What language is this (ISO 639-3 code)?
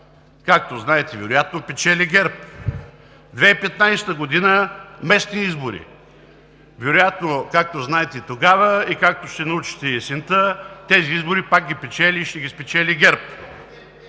bul